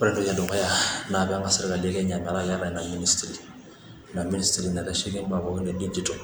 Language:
Masai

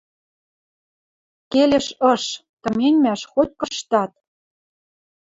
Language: Western Mari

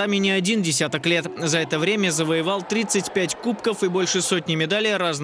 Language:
Russian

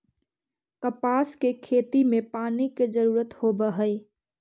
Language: Magahi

